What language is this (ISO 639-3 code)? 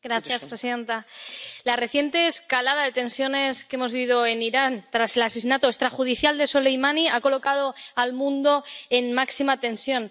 spa